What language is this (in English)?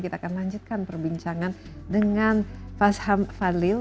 Indonesian